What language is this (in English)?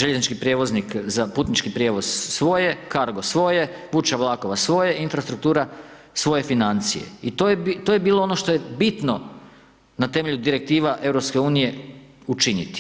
Croatian